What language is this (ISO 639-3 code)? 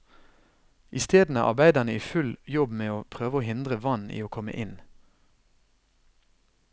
nor